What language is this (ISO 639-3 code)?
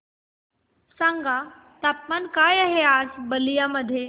mar